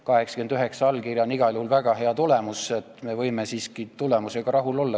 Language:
Estonian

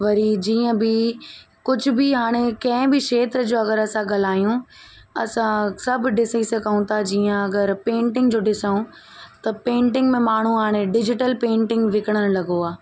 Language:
Sindhi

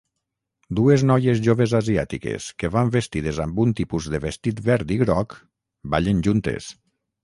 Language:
Catalan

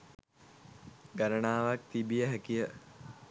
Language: Sinhala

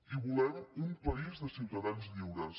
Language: Catalan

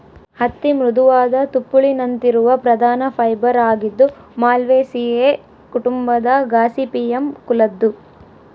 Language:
Kannada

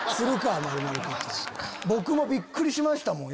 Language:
Japanese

